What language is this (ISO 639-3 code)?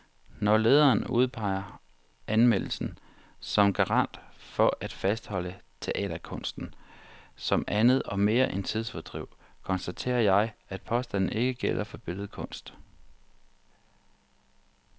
dan